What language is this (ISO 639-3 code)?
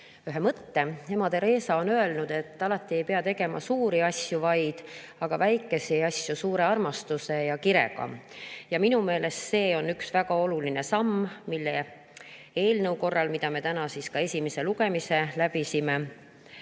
est